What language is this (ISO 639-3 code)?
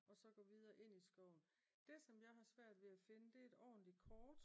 dan